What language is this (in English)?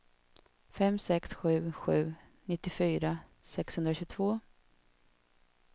Swedish